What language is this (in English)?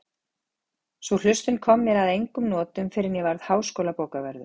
Icelandic